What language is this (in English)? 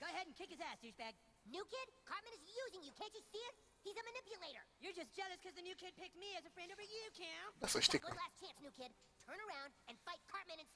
Romanian